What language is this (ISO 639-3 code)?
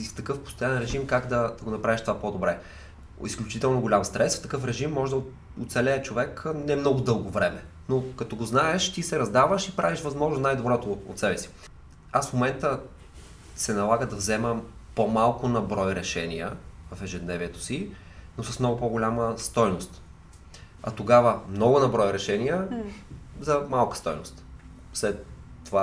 bul